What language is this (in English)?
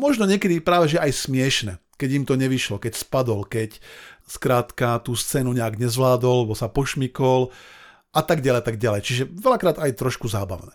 Slovak